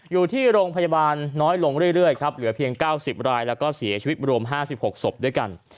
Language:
Thai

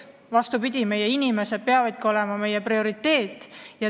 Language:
Estonian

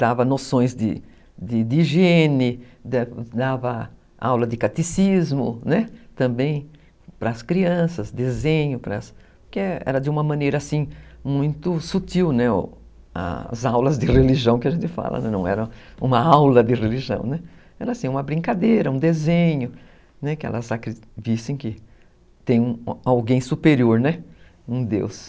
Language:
Portuguese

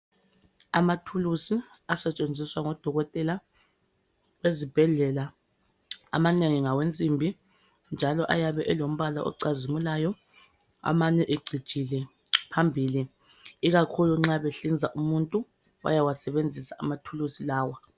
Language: North Ndebele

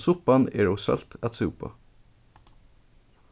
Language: Faroese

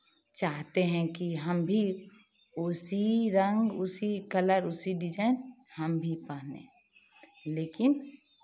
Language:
Hindi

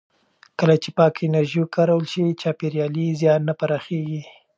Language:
Pashto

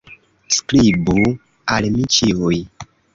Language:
Esperanto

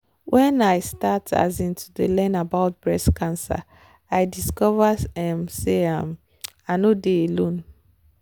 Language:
Nigerian Pidgin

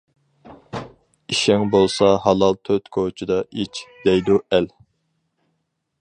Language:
Uyghur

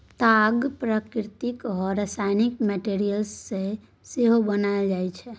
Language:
Maithili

